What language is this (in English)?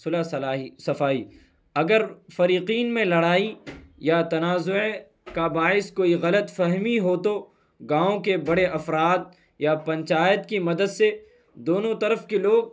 Urdu